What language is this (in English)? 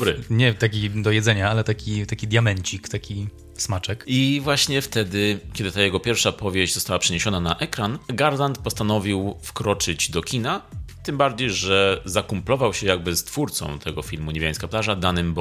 Polish